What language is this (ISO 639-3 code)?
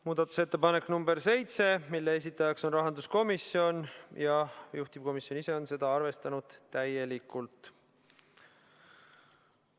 est